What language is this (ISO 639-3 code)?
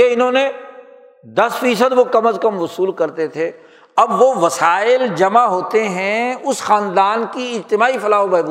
urd